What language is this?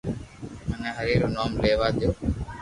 Loarki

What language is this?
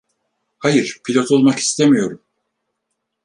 Turkish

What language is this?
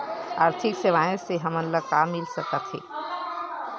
Chhattisgarhi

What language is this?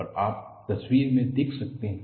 Hindi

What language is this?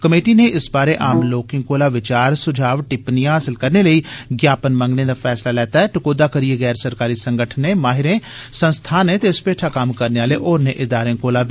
Dogri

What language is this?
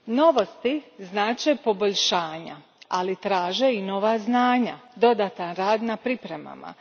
Croatian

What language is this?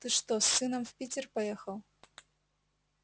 Russian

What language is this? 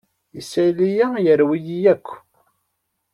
Kabyle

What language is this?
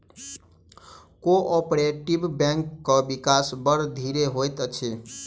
Maithili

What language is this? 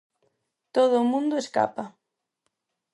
Galician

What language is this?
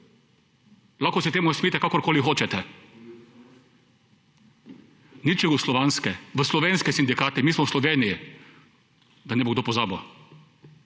Slovenian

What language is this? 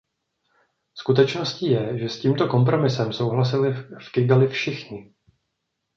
Czech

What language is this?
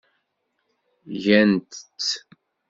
Kabyle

